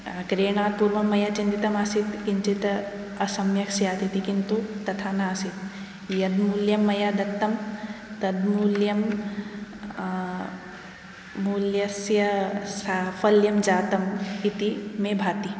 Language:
Sanskrit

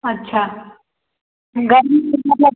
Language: Hindi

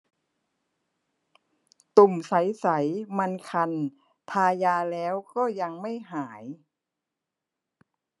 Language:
Thai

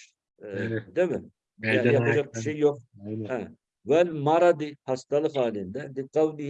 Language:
Turkish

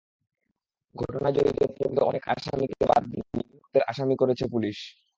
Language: Bangla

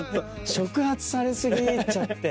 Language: Japanese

